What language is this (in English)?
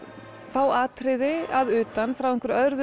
Icelandic